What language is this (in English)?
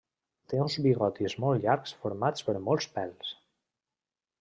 Catalan